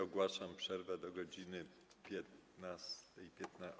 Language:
Polish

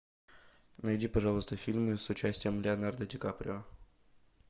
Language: Russian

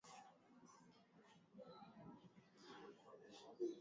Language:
Swahili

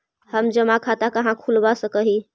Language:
Magahi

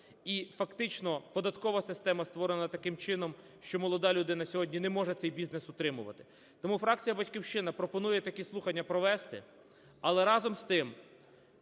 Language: Ukrainian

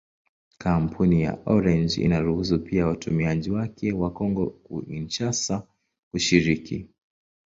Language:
Swahili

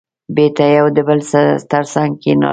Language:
Pashto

